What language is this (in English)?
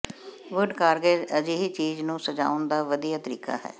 Punjabi